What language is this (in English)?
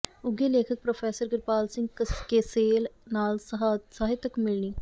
Punjabi